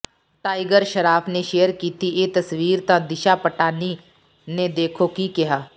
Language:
Punjabi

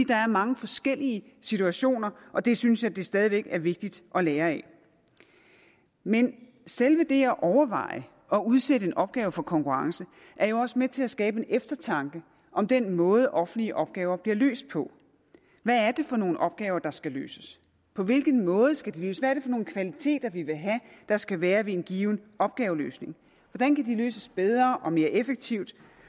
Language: Danish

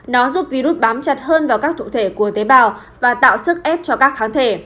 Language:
Vietnamese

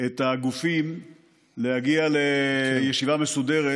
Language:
Hebrew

